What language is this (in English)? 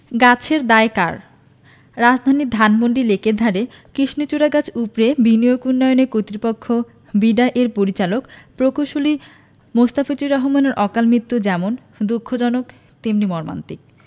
Bangla